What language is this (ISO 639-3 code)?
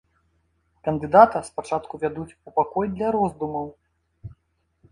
bel